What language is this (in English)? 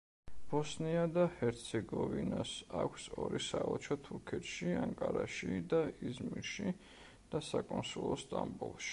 Georgian